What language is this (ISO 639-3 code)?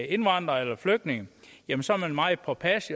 dan